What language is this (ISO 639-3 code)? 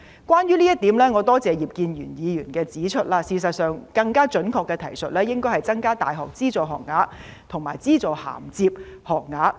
yue